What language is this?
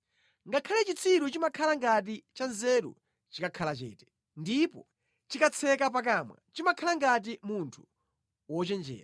Nyanja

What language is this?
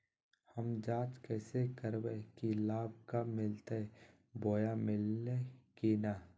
Magahi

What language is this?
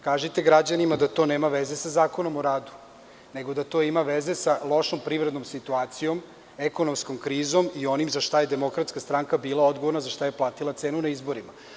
Serbian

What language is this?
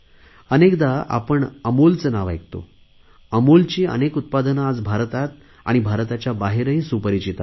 Marathi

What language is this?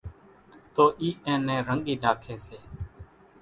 Kachi Koli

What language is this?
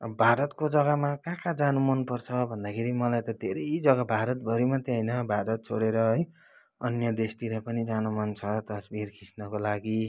Nepali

